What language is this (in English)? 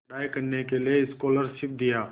Hindi